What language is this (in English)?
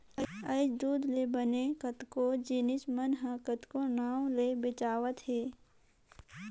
Chhattisgarhi